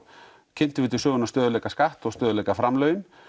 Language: Icelandic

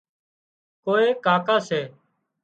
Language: Wadiyara Koli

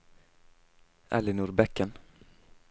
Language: Norwegian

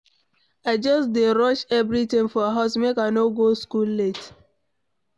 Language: Nigerian Pidgin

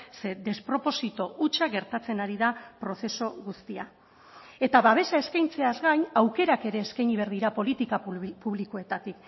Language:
Basque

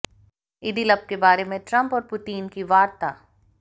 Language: Hindi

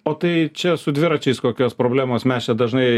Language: Lithuanian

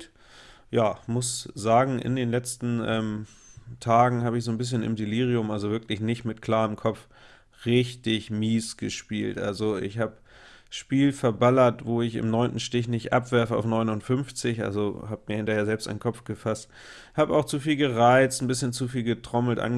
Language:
German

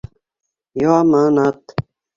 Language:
Bashkir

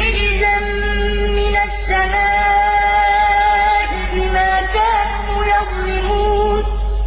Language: Arabic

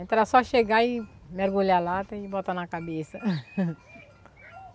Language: Portuguese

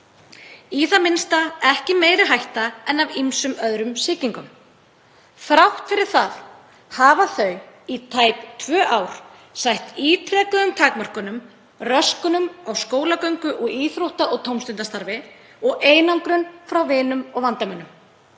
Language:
Icelandic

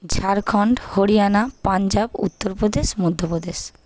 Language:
Bangla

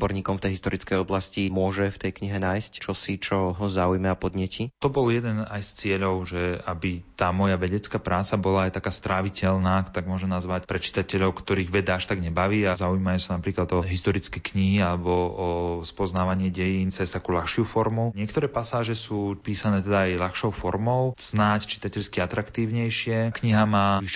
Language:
Slovak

